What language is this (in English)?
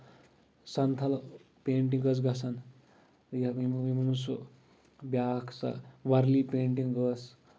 Kashmiri